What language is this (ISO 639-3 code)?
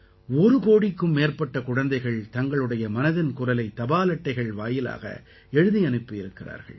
tam